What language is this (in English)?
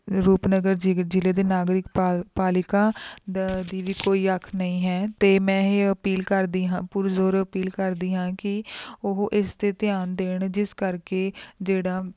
Punjabi